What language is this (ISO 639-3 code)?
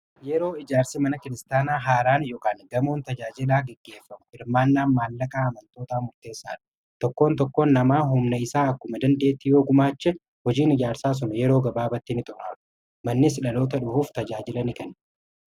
orm